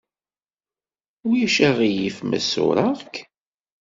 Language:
Kabyle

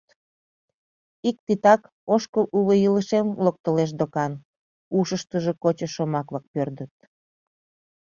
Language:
Mari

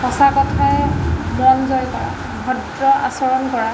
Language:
Assamese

